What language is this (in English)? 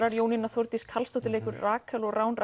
Icelandic